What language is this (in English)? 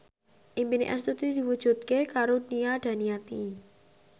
Javanese